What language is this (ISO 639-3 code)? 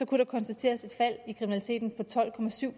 dan